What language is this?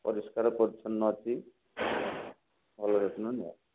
Odia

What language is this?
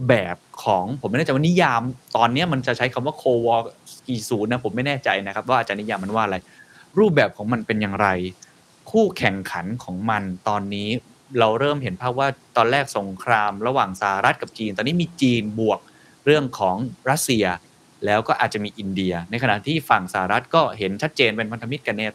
Thai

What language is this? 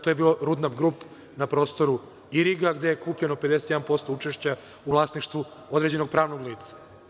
Serbian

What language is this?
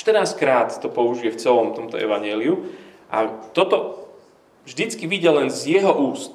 Slovak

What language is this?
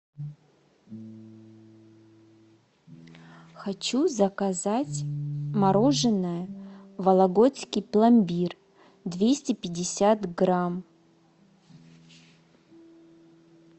Russian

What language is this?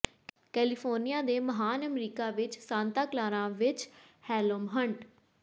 Punjabi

